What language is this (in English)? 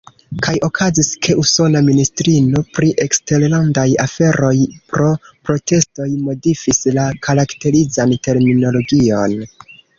Esperanto